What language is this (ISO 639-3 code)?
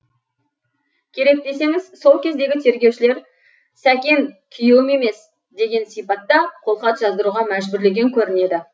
kaz